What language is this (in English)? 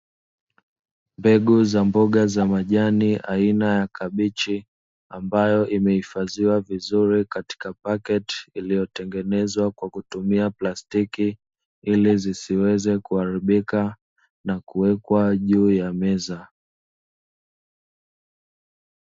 Swahili